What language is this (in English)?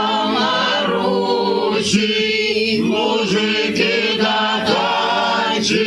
Ukrainian